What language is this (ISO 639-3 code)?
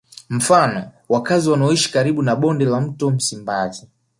swa